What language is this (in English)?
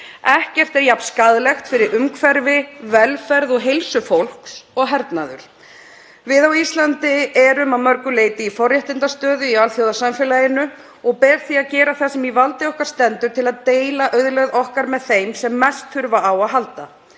Icelandic